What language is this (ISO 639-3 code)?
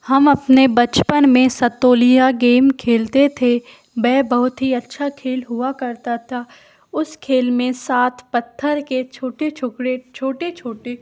hin